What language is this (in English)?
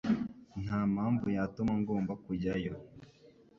Kinyarwanda